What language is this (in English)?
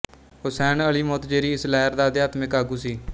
Punjabi